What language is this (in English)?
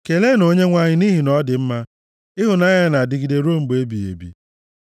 Igbo